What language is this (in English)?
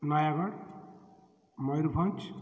Odia